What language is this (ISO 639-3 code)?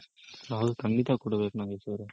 kan